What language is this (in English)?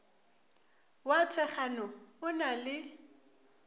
Northern Sotho